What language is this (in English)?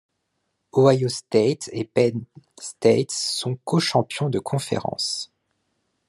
French